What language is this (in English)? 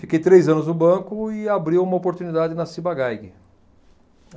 Portuguese